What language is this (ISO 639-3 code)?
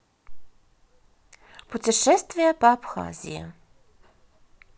rus